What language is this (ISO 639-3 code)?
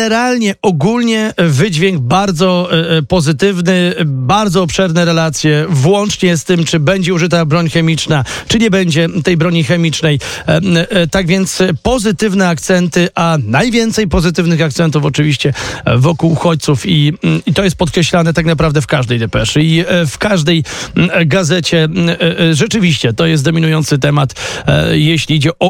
pol